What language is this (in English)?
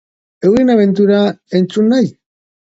Basque